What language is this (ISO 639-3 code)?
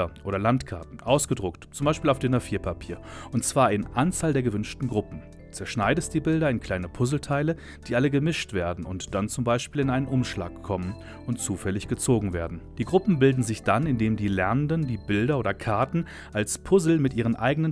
deu